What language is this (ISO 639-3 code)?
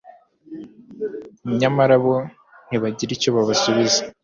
kin